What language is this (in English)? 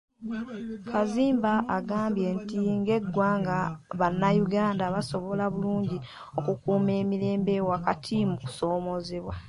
Ganda